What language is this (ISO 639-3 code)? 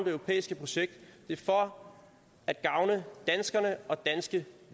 dan